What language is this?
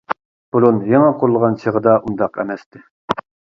Uyghur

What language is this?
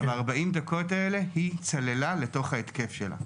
Hebrew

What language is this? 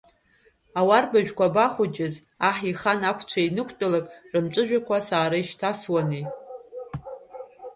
Abkhazian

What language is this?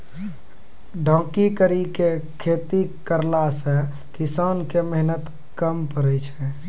Maithili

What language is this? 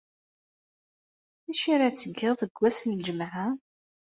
Kabyle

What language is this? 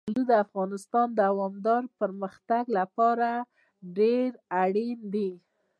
Pashto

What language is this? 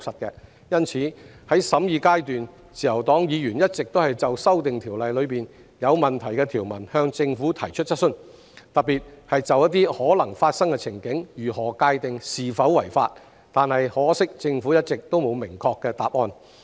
Cantonese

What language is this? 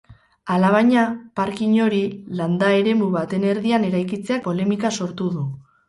Basque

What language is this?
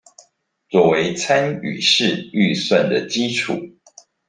Chinese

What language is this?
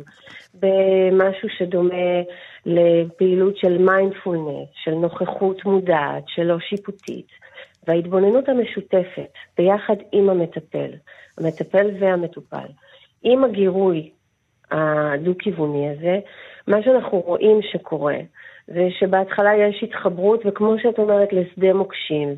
Hebrew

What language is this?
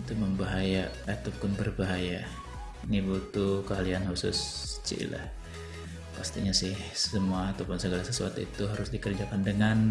Indonesian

